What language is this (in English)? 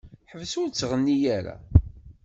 Kabyle